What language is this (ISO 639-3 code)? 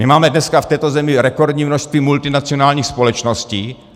ces